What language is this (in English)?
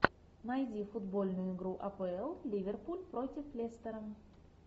Russian